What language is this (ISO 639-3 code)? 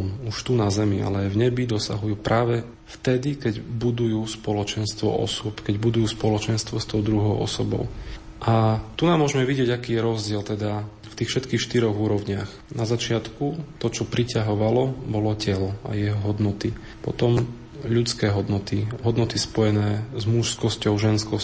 slk